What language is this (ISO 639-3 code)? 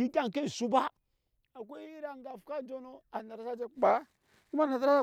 yes